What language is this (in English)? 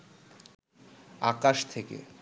Bangla